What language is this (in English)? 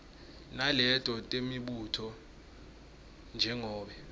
Swati